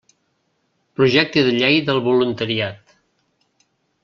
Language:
Catalan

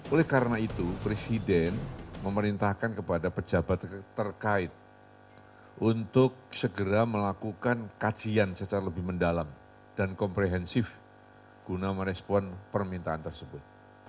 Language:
Indonesian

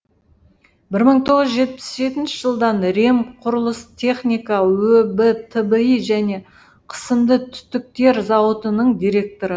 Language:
Kazakh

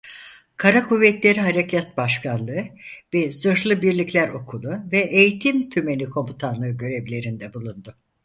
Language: Turkish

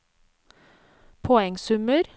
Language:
Norwegian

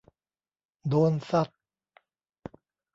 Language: Thai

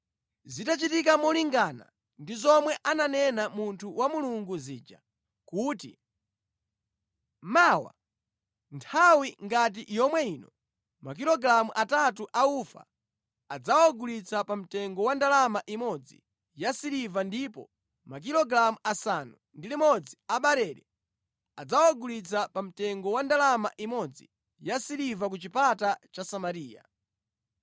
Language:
Nyanja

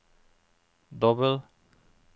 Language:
Norwegian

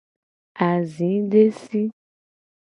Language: Gen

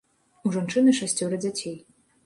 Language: Belarusian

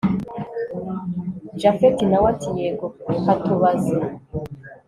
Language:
Kinyarwanda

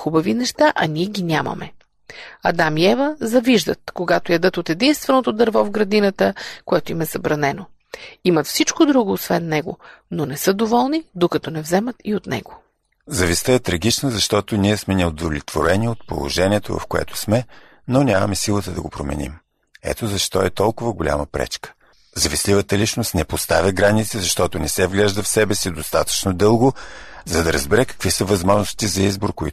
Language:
Bulgarian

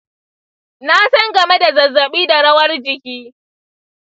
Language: Hausa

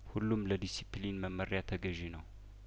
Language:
Amharic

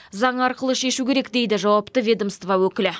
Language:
Kazakh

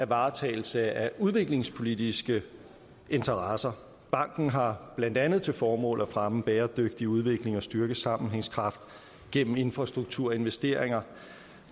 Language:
Danish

